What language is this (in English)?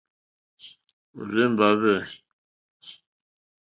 Mokpwe